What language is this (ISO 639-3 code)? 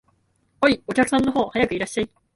jpn